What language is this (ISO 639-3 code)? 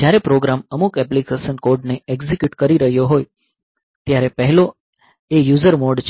guj